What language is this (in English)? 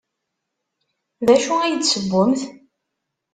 Kabyle